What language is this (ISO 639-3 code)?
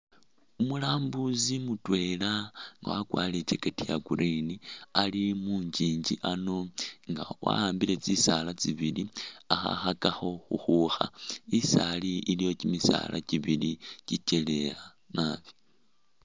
myx